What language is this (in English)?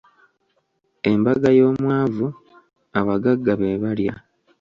Ganda